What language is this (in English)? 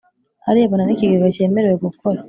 Kinyarwanda